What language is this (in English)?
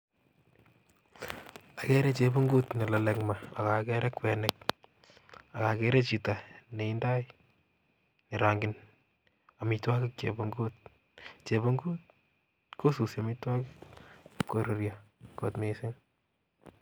Kalenjin